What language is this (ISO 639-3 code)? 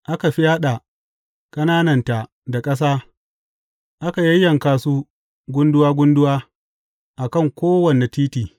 hau